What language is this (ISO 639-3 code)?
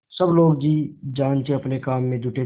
hin